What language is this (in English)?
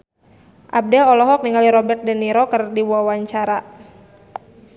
Sundanese